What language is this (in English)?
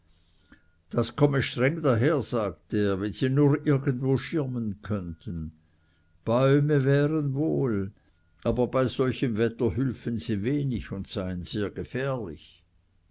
German